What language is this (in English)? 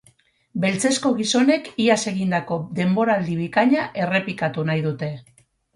Basque